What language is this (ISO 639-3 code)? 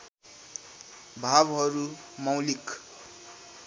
nep